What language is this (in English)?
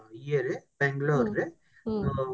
Odia